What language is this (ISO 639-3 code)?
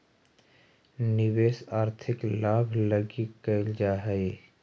mag